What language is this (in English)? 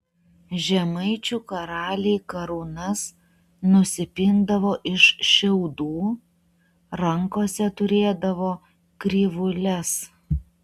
Lithuanian